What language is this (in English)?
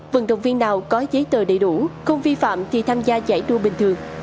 Vietnamese